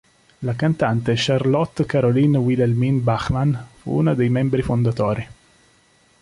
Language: Italian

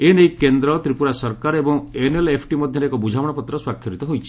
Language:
Odia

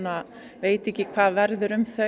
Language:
Icelandic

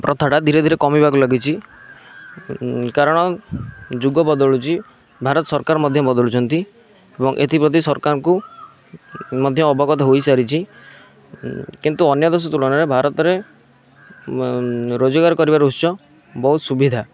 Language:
Odia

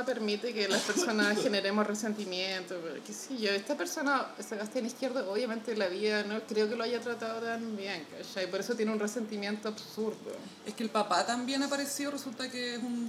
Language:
Spanish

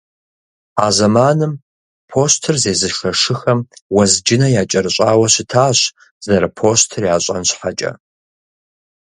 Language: Kabardian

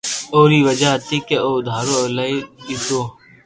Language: Loarki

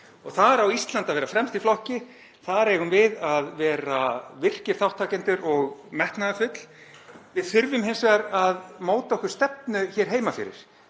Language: Icelandic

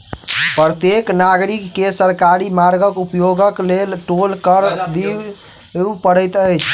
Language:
Maithili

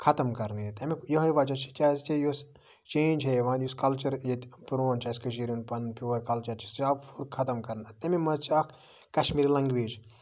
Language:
Kashmiri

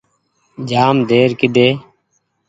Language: Goaria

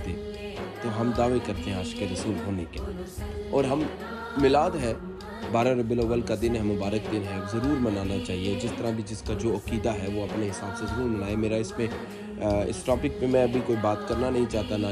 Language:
Urdu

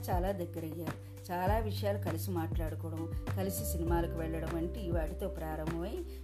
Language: Telugu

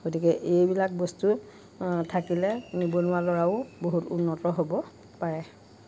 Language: Assamese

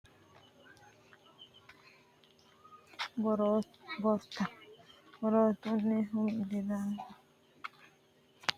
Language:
Sidamo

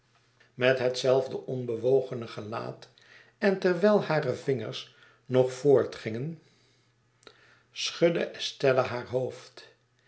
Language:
Dutch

